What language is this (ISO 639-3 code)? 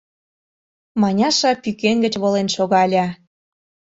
chm